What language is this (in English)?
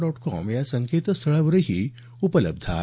Marathi